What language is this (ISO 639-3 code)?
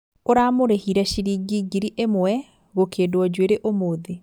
kik